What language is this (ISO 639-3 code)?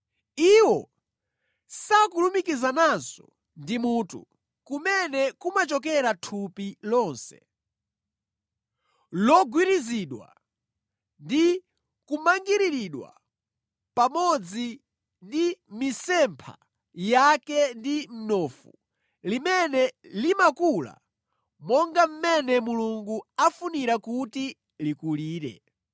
nya